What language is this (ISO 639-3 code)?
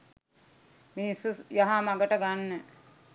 sin